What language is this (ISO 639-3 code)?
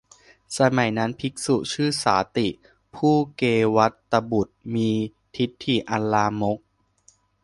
tha